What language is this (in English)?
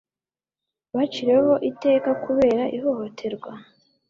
Kinyarwanda